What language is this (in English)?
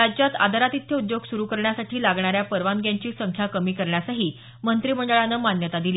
Marathi